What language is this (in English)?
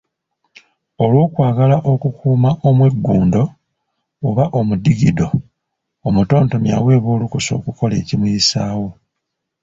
Ganda